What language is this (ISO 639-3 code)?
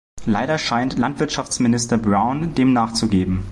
deu